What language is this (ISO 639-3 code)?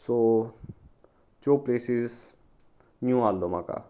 kok